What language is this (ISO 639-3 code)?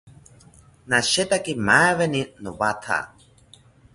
cpy